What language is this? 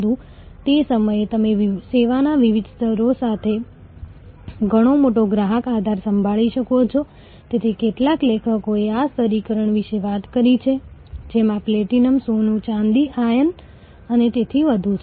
Gujarati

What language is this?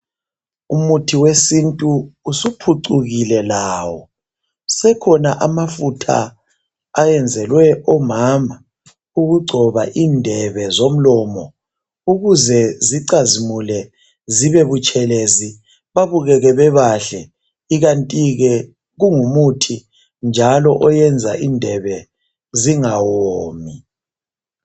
North Ndebele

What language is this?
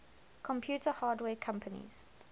English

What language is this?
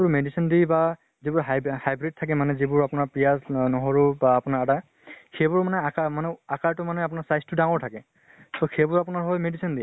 Assamese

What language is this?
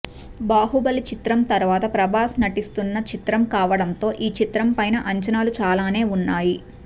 Telugu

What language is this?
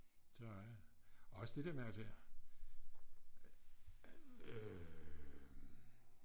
Danish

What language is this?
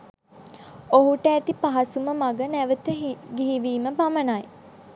Sinhala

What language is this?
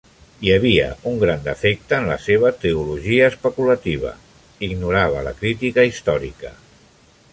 Catalan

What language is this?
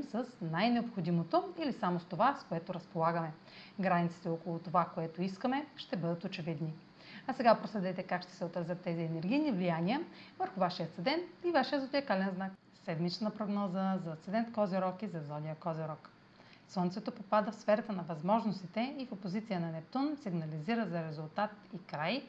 Bulgarian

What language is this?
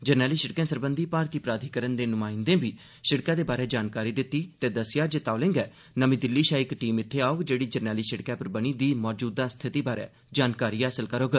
Dogri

